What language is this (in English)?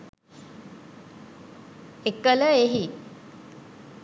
Sinhala